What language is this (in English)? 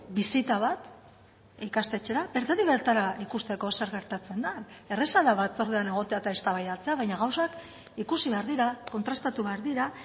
Basque